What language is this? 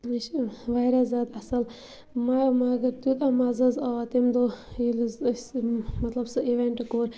Kashmiri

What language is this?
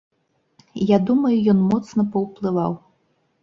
Belarusian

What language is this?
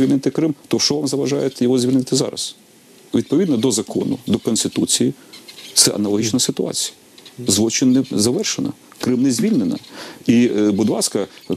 Ukrainian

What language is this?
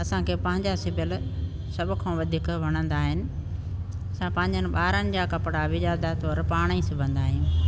Sindhi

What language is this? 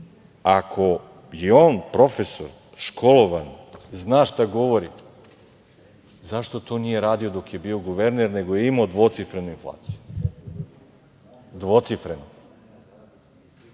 Serbian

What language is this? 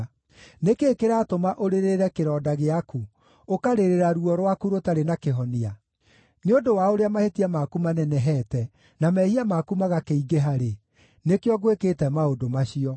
Kikuyu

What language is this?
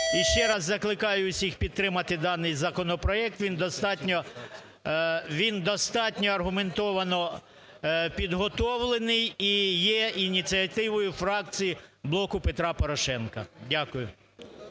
Ukrainian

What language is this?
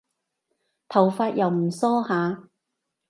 Cantonese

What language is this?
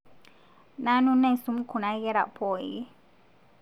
Masai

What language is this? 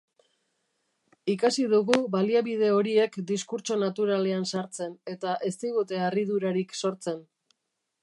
Basque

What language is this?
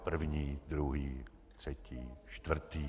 Czech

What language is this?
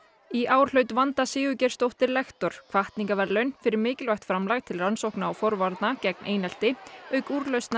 Icelandic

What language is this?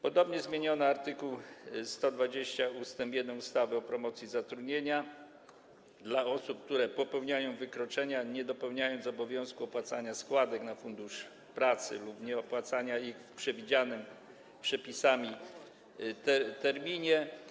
Polish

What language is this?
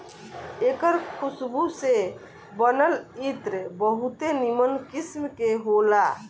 Bhojpuri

